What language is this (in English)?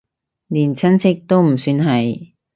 Cantonese